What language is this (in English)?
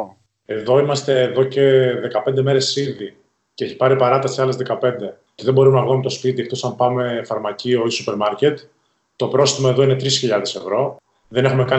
Greek